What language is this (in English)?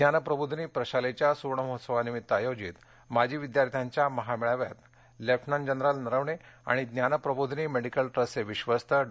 Marathi